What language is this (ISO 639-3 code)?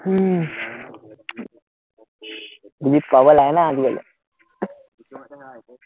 asm